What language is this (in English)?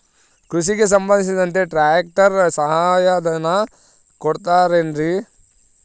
Kannada